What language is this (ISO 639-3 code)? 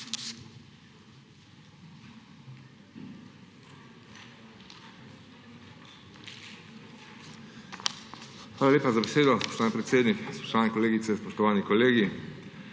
slv